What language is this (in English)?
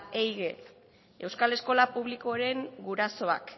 Basque